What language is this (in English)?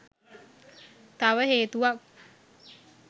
Sinhala